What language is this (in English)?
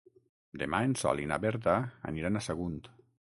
Catalan